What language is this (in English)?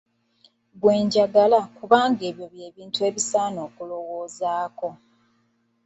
Ganda